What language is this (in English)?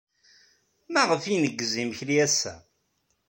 Kabyle